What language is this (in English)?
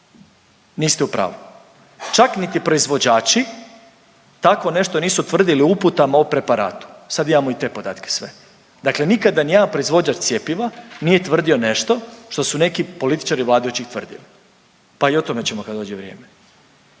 Croatian